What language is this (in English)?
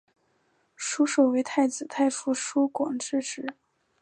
Chinese